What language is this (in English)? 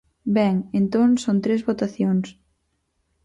Galician